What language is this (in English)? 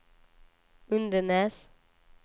Swedish